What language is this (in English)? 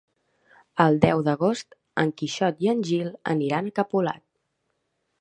Catalan